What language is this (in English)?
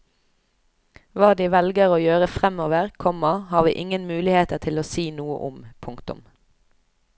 Norwegian